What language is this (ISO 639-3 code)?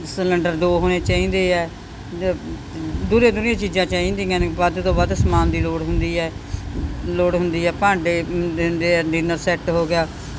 pan